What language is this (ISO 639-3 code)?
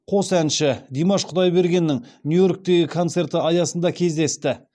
kaz